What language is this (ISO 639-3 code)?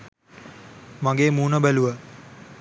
sin